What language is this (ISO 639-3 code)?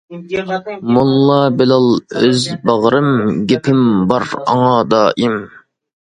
uig